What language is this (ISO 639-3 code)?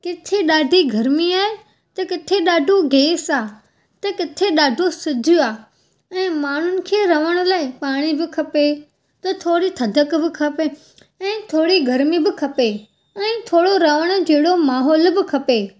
snd